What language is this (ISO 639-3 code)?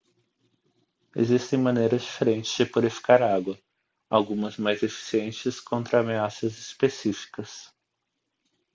por